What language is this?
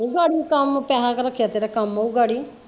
Punjabi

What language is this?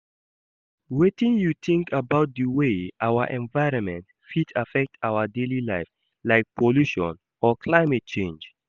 Nigerian Pidgin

